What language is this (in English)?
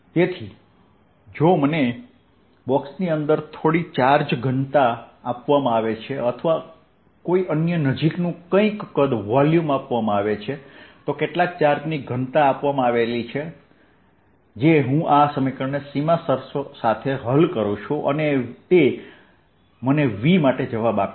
Gujarati